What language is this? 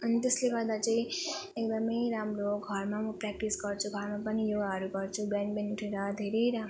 Nepali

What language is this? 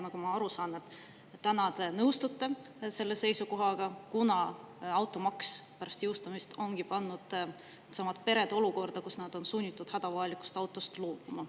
Estonian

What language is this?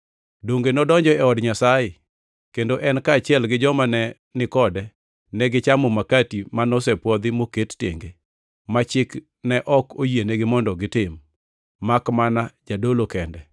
Luo (Kenya and Tanzania)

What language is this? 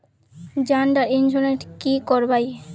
Magahi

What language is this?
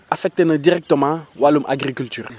Wolof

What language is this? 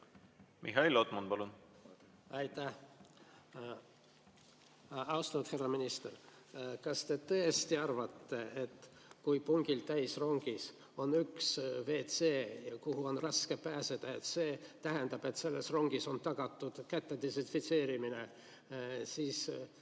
Estonian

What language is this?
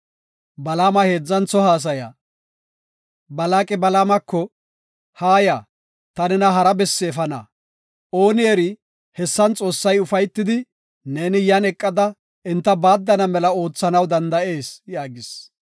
Gofa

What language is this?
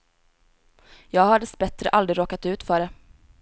Swedish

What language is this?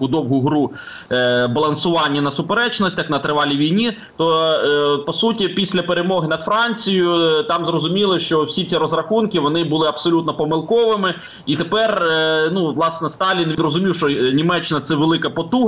Ukrainian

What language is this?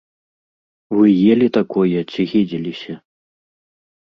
Belarusian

